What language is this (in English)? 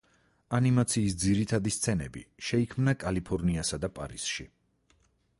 Georgian